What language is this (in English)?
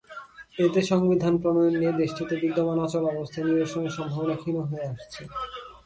Bangla